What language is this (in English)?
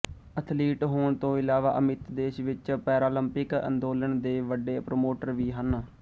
Punjabi